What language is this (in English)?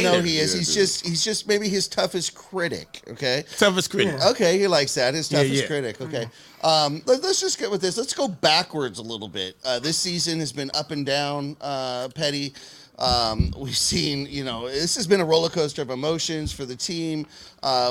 English